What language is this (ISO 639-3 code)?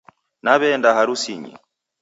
dav